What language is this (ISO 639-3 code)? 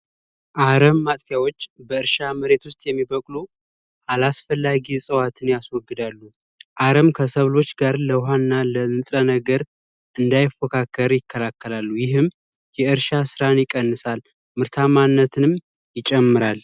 amh